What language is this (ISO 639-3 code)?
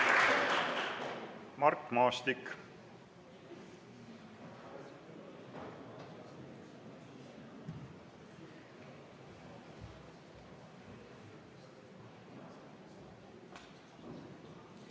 est